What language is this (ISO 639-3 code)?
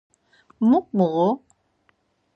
lzz